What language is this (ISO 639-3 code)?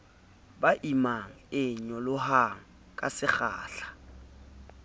sot